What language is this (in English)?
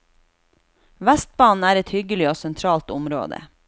Norwegian